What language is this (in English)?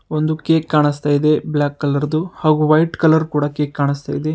Kannada